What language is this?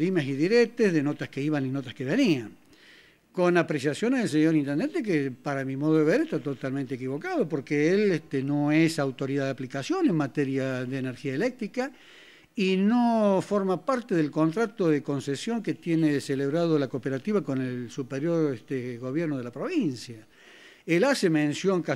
Spanish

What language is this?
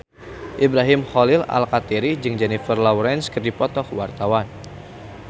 Sundanese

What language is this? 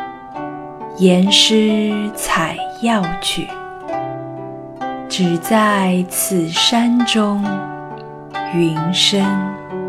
Chinese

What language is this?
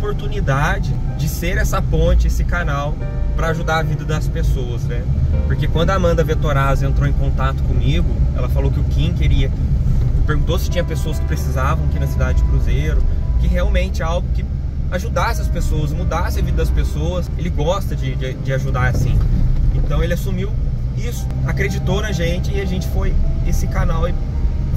Portuguese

